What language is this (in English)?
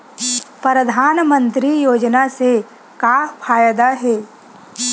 Chhattisgarhi